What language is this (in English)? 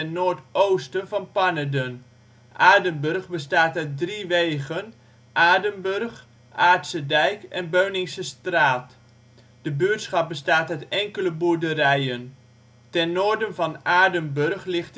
Dutch